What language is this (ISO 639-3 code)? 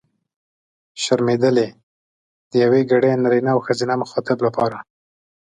pus